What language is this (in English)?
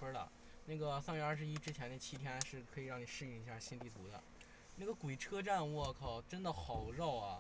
Chinese